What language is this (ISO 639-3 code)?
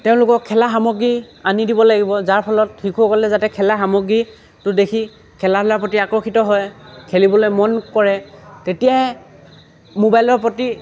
asm